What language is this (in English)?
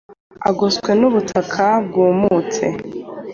Kinyarwanda